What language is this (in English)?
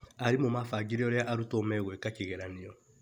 Kikuyu